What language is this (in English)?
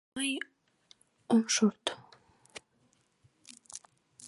Mari